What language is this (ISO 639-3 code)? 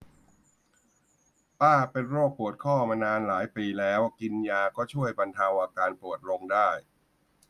tha